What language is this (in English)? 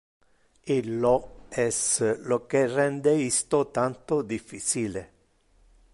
Interlingua